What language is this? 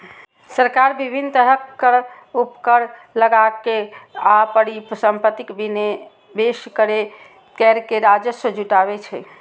Maithili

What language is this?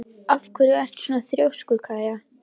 Icelandic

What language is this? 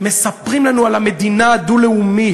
Hebrew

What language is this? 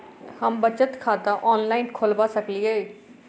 Maithili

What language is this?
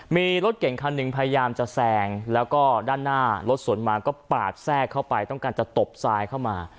Thai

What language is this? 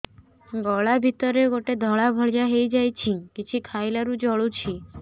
Odia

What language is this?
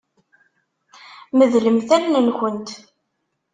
Kabyle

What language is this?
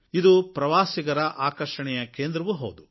Kannada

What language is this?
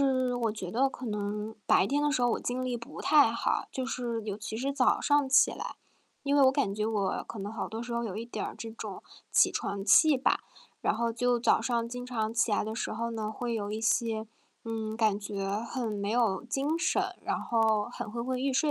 Chinese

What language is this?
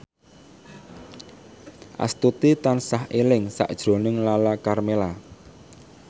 Javanese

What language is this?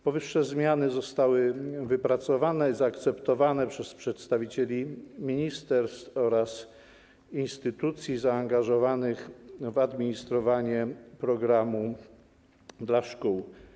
Polish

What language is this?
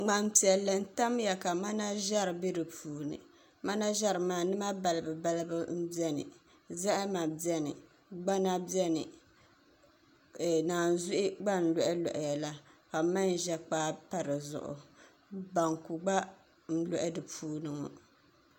Dagbani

